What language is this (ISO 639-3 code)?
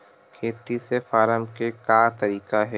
hne